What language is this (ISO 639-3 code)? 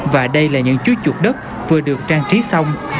vie